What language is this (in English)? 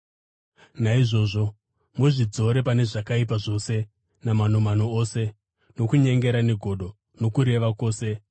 Shona